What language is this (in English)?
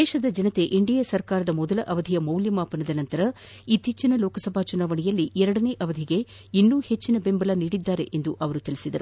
Kannada